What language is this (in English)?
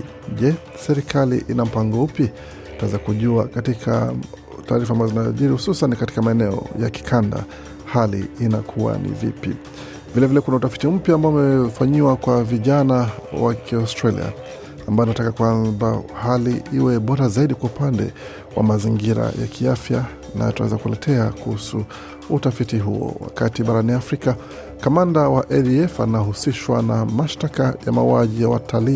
Swahili